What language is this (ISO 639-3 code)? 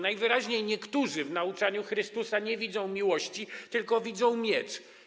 pol